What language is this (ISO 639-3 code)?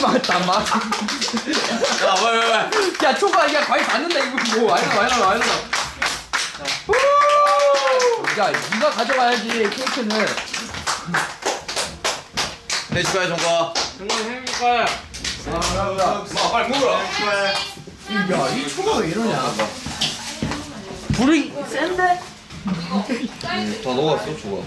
kor